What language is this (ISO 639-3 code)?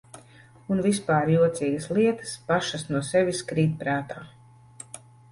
lav